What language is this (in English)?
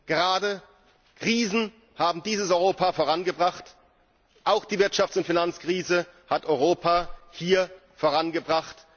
German